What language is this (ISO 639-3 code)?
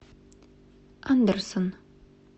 rus